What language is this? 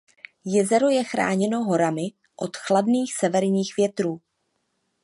Czech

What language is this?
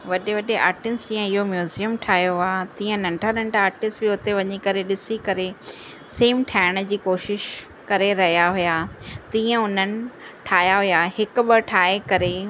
Sindhi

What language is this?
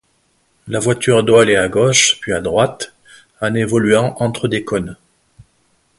French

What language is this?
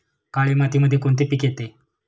Marathi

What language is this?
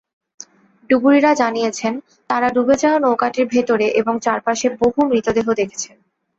Bangla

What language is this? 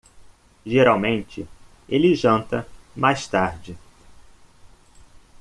Portuguese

